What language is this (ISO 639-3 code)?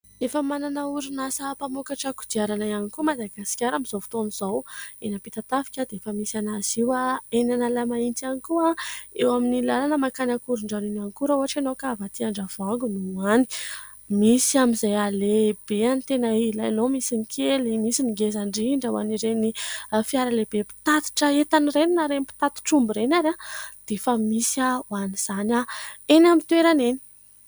mlg